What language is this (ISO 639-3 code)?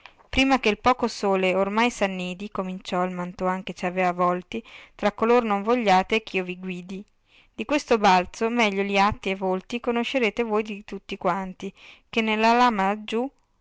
ita